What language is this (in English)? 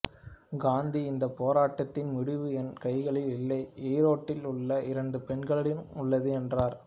Tamil